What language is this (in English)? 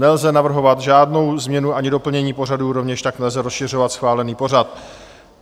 Czech